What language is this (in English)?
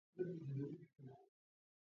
Georgian